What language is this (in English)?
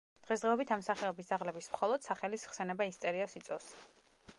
Georgian